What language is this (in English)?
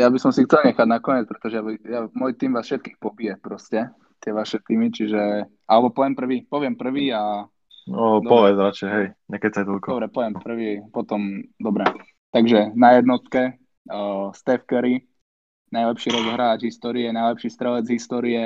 Slovak